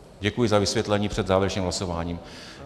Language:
Czech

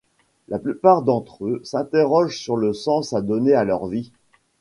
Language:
French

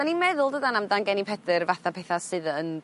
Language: Welsh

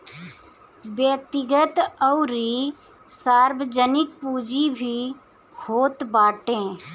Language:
Bhojpuri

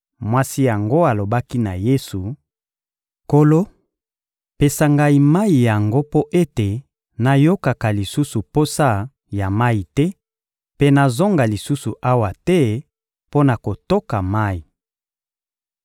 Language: Lingala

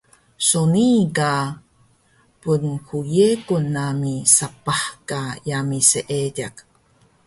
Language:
Taroko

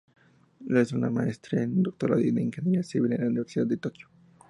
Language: Spanish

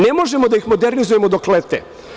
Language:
Serbian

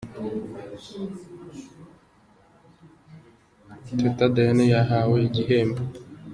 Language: Kinyarwanda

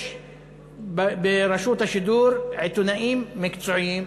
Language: Hebrew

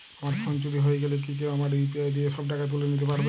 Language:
Bangla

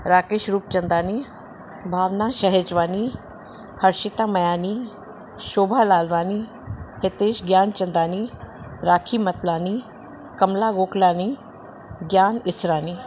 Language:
Sindhi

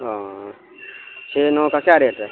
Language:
Urdu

